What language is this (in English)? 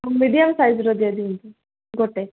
Odia